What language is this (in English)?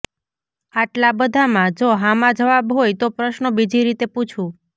Gujarati